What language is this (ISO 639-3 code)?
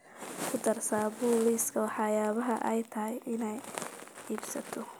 som